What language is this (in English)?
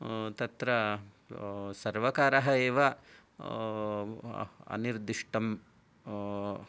Sanskrit